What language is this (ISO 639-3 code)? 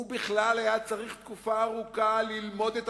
heb